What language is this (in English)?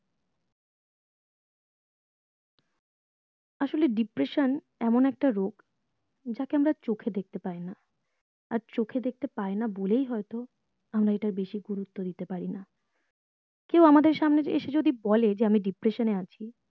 Bangla